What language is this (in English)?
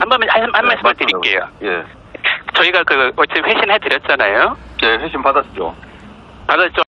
Korean